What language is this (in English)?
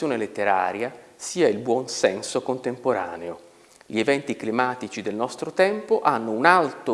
Italian